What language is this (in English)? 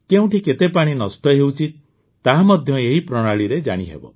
Odia